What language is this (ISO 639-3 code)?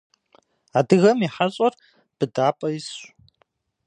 kbd